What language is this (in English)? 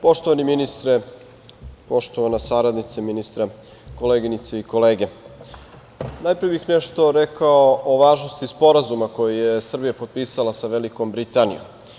Serbian